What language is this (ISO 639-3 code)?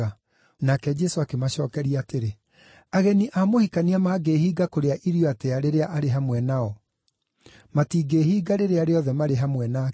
kik